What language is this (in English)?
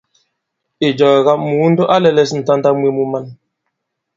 Bankon